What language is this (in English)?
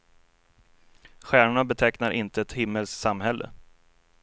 Swedish